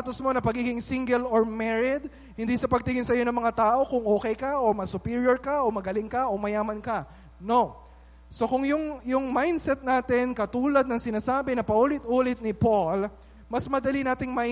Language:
Filipino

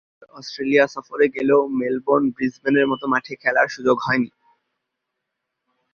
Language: Bangla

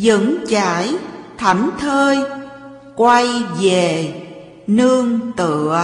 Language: Vietnamese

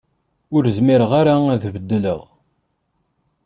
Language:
Kabyle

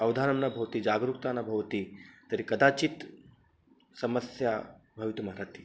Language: Sanskrit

